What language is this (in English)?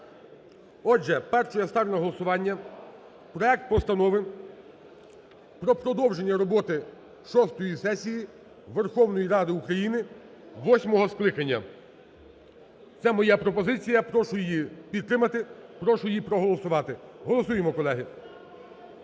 Ukrainian